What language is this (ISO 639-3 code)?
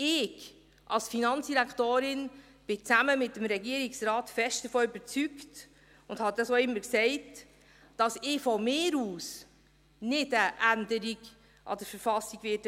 gsw